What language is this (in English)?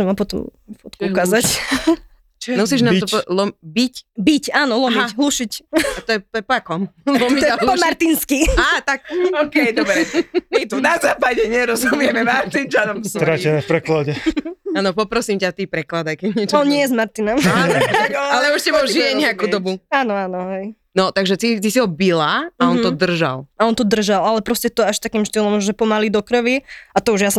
Slovak